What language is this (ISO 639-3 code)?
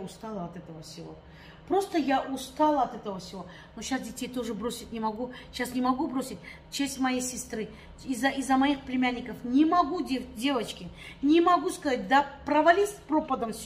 rus